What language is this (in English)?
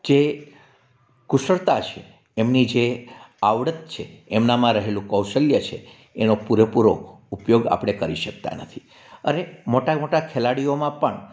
Gujarati